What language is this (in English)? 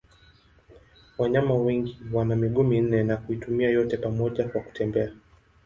Swahili